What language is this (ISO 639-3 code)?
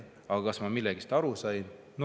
est